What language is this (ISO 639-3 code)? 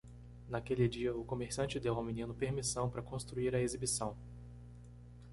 por